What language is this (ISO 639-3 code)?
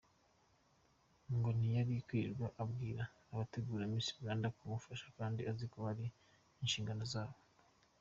kin